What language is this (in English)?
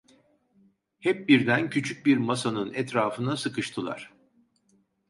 Turkish